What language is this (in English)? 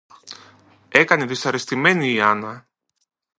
Greek